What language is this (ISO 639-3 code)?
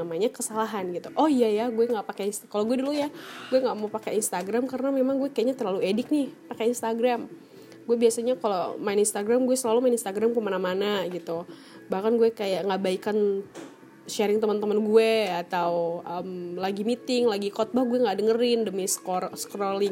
ind